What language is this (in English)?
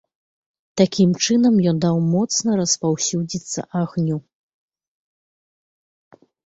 Belarusian